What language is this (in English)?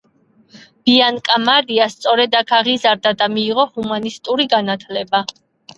Georgian